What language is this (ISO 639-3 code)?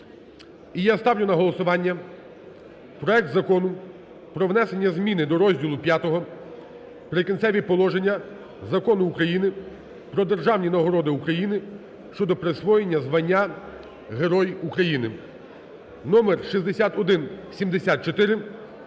ukr